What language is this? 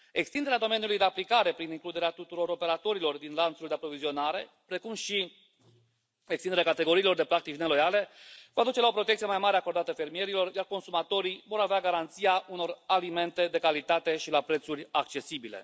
Romanian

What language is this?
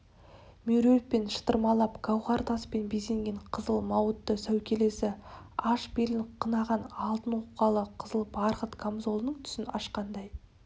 Kazakh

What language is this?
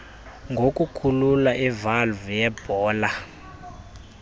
Xhosa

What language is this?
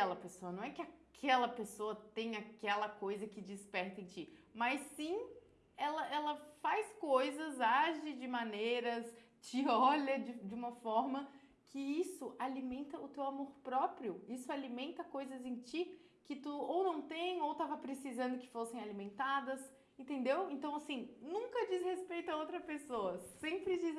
Portuguese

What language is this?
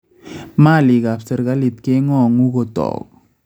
Kalenjin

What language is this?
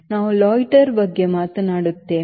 Kannada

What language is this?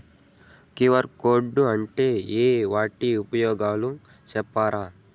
Telugu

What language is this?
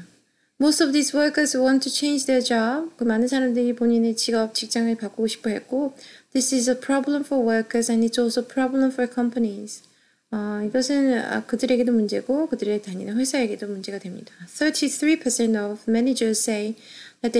Korean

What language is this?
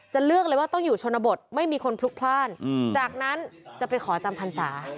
Thai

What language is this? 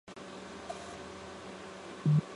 Chinese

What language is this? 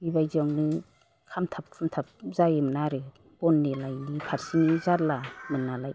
Bodo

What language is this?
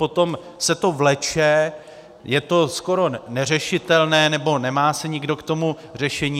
Czech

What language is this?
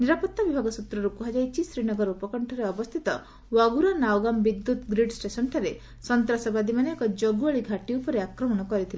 Odia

